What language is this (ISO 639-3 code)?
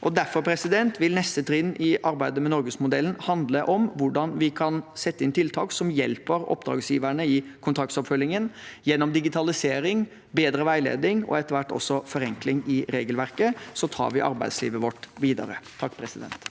nor